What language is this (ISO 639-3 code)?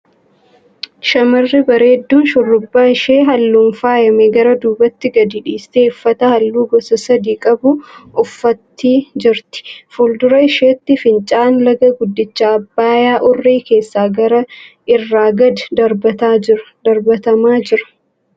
orm